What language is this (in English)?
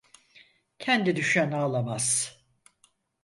Turkish